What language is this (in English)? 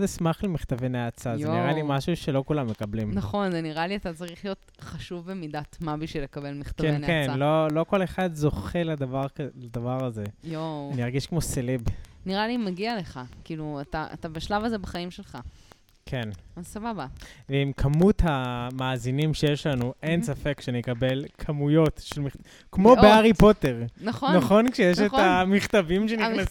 Hebrew